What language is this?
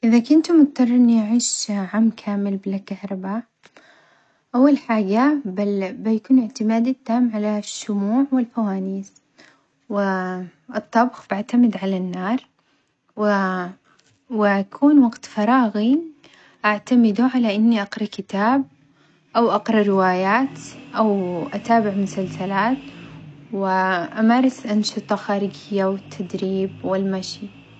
Omani Arabic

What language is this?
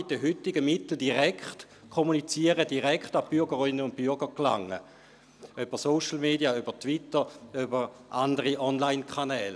Swiss German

